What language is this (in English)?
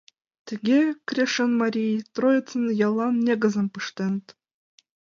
Mari